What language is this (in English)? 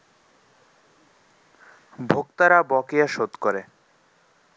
Bangla